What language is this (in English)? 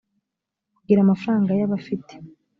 Kinyarwanda